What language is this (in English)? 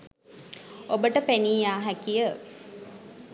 Sinhala